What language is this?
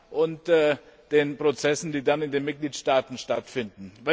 German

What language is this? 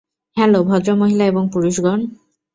Bangla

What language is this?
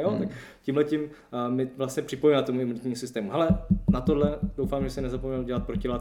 Czech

